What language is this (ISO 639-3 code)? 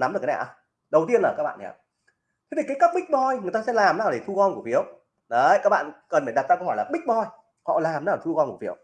vie